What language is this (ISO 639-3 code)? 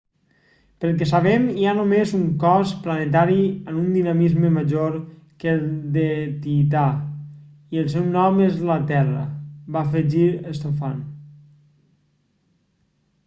cat